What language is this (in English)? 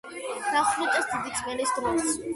Georgian